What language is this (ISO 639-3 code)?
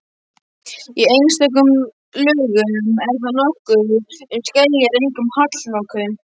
isl